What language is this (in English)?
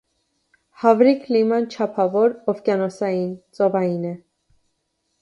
Armenian